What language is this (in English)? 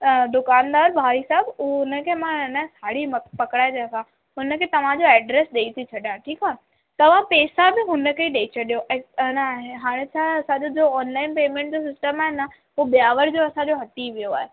Sindhi